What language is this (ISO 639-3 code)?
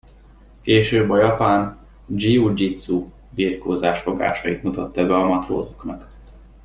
hun